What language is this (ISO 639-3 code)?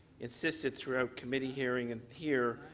eng